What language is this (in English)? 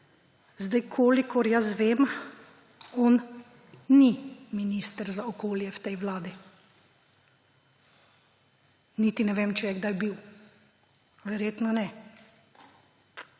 Slovenian